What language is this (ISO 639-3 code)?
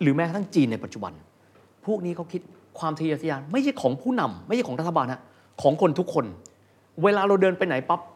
tha